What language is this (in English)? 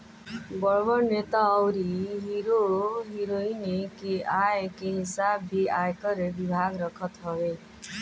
Bhojpuri